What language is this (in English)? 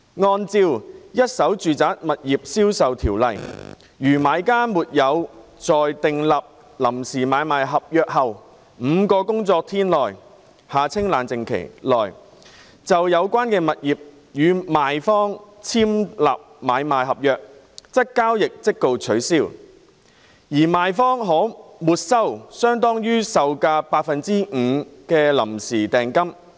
Cantonese